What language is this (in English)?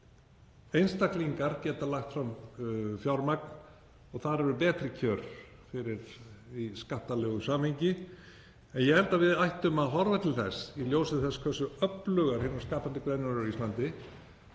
Icelandic